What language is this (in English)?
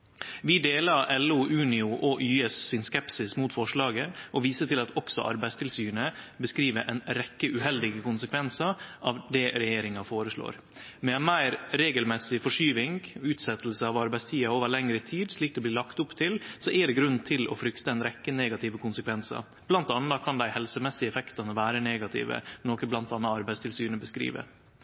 Norwegian Nynorsk